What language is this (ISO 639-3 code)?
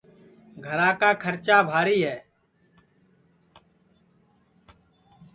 ssi